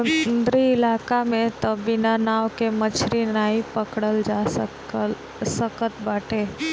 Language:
Bhojpuri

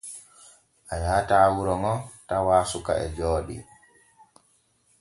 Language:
Borgu Fulfulde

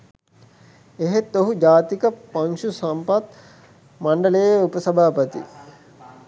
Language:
Sinhala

